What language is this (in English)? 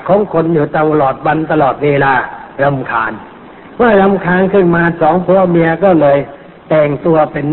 Thai